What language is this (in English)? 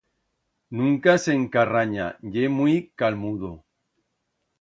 Aragonese